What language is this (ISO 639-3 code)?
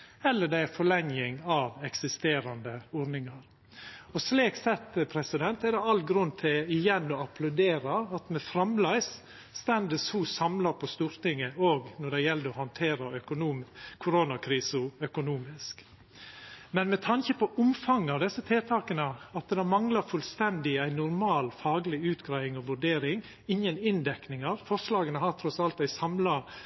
nno